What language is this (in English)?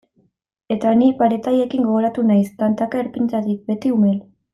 Basque